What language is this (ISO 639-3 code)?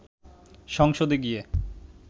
ben